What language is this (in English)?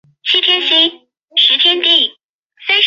Chinese